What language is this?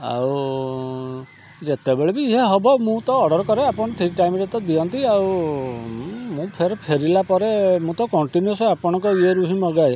Odia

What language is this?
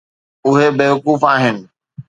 Sindhi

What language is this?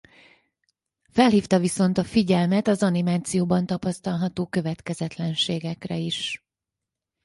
Hungarian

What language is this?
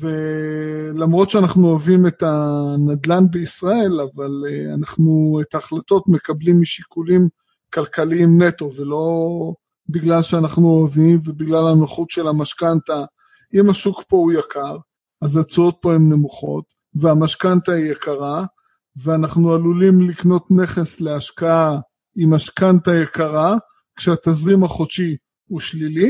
Hebrew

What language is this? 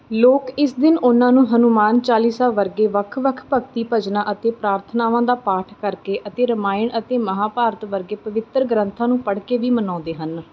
Punjabi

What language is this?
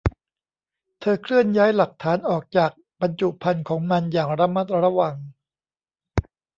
Thai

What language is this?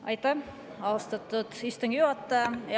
Estonian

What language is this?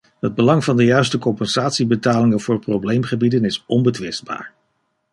Dutch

